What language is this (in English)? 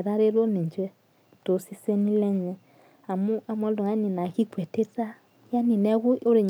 Masai